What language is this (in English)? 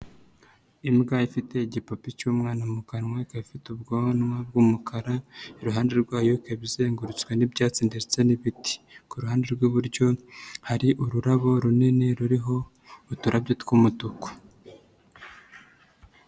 Kinyarwanda